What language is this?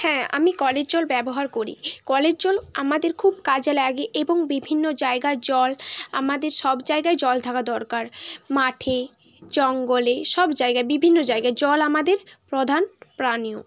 Bangla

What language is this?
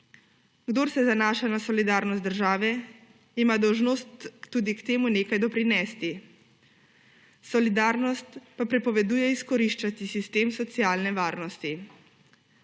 Slovenian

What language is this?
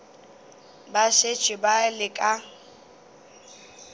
Northern Sotho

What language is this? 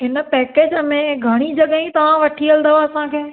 Sindhi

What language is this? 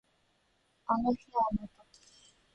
Japanese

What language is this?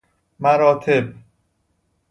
Persian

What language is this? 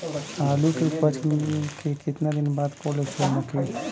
Bhojpuri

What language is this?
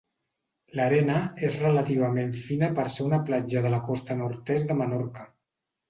Catalan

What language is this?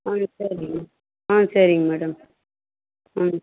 Tamil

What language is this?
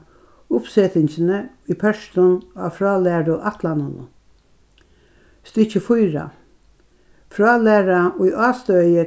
Faroese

